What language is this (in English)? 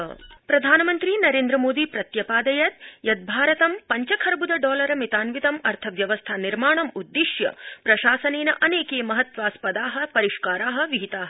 Sanskrit